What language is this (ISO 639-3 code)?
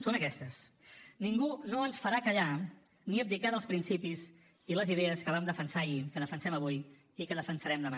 cat